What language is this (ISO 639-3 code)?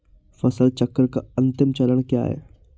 hin